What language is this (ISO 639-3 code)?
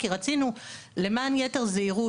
heb